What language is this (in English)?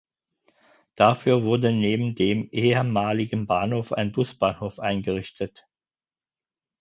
German